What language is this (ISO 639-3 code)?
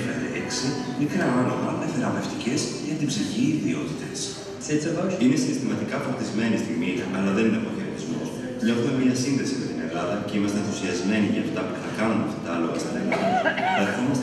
ell